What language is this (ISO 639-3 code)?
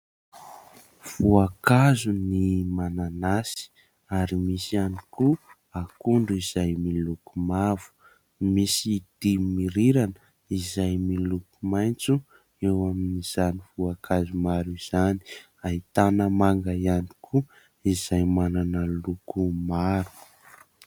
mlg